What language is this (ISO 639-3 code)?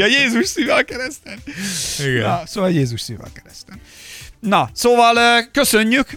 hun